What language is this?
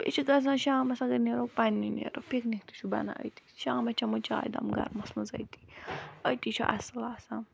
Kashmiri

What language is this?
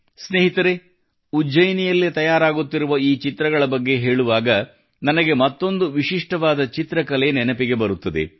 Kannada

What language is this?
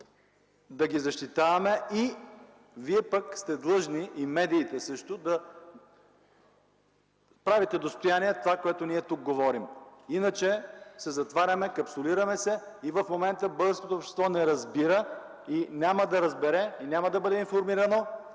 Bulgarian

